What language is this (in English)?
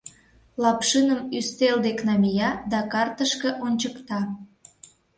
Mari